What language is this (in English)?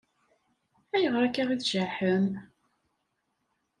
Kabyle